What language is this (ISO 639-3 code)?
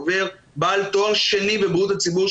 heb